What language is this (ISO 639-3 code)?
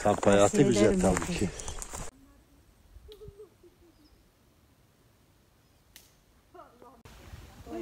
tur